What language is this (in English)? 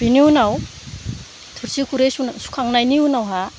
Bodo